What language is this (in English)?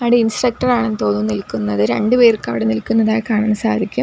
Malayalam